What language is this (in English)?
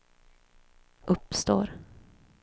Swedish